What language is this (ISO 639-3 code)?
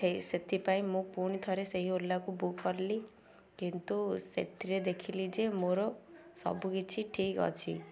ori